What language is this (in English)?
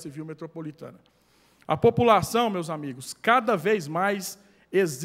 Portuguese